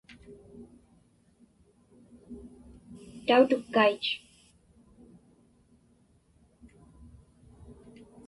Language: Inupiaq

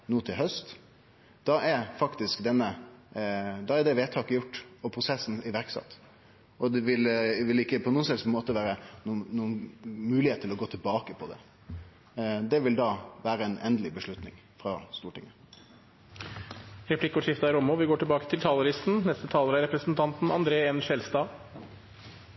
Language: Norwegian Nynorsk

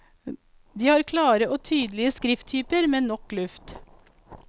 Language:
Norwegian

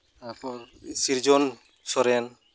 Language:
Santali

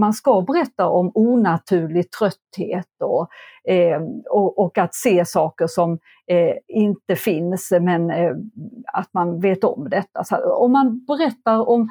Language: Swedish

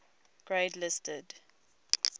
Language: English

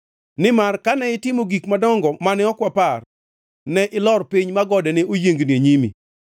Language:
Luo (Kenya and Tanzania)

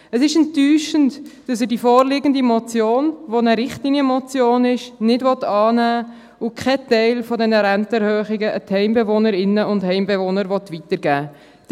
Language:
Swiss German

